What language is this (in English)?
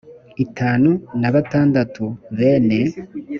Kinyarwanda